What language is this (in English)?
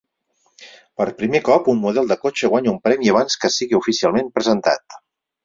Catalan